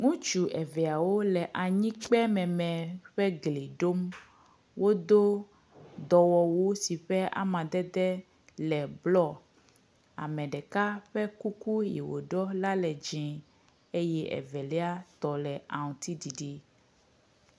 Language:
Ewe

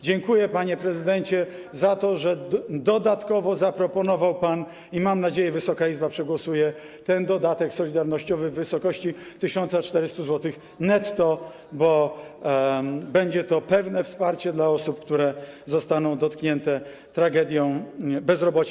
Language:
Polish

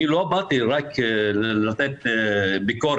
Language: Hebrew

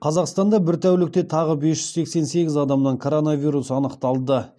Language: Kazakh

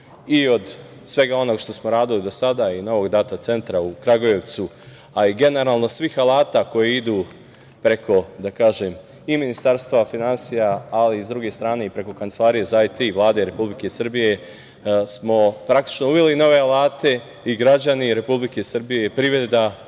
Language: Serbian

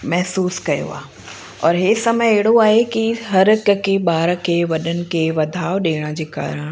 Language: Sindhi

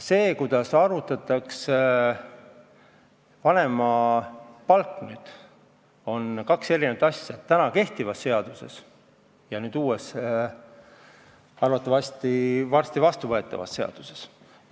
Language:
Estonian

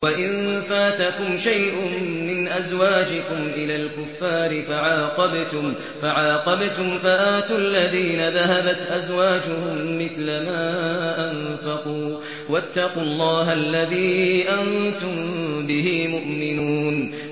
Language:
Arabic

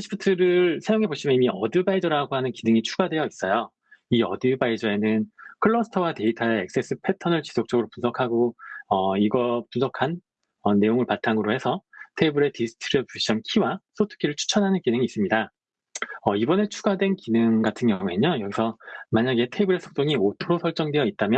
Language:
Korean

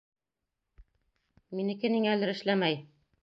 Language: Bashkir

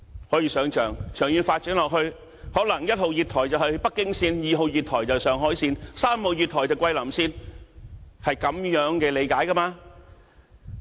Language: Cantonese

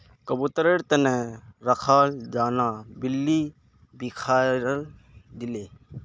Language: Magahi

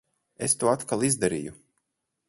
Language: Latvian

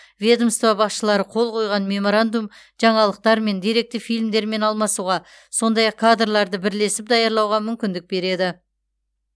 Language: Kazakh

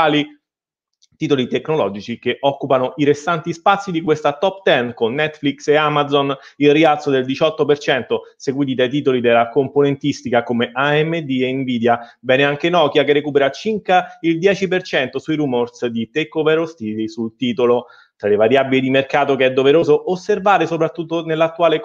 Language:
Italian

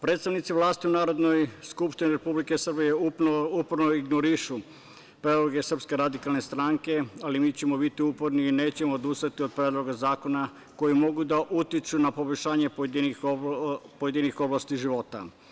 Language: Serbian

